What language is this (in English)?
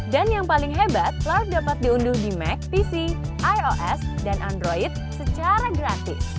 Indonesian